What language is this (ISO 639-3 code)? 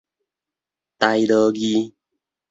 nan